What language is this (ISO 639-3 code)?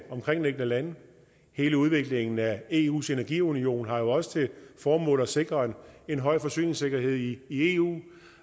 dan